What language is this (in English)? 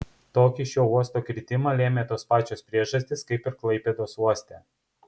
Lithuanian